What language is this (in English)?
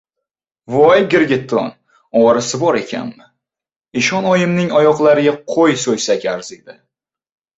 Uzbek